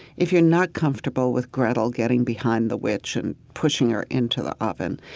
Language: English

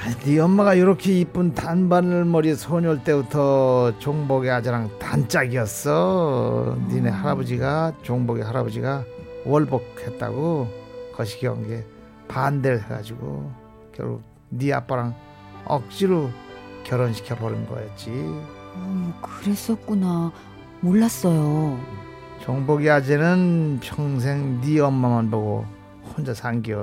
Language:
Korean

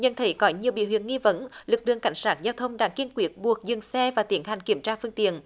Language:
Vietnamese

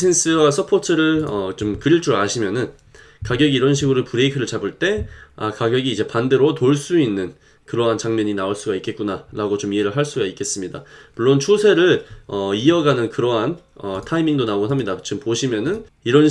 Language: Korean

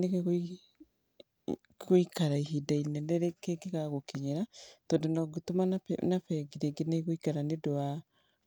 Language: Kikuyu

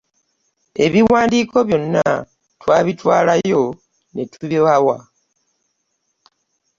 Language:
Ganda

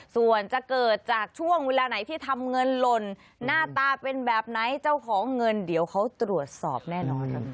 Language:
Thai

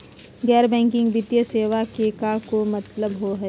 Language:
Magahi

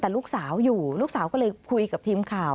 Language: Thai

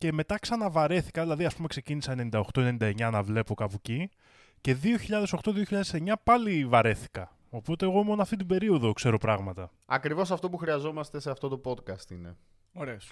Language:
Greek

